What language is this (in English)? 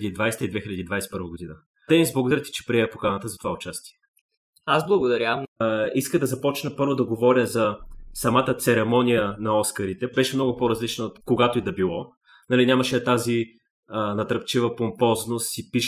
Bulgarian